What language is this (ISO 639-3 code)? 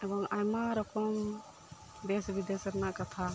sat